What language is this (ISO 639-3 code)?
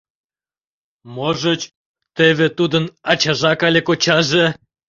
chm